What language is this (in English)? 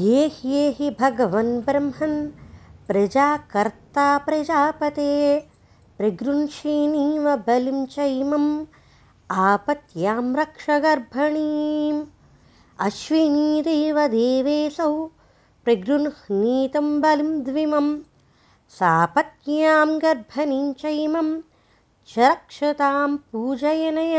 Telugu